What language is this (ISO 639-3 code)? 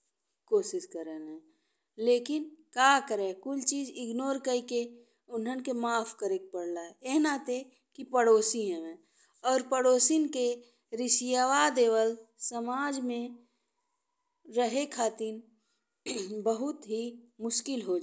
bho